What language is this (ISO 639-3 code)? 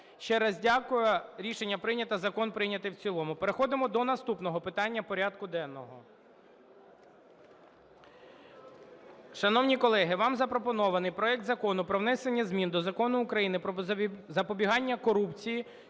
ukr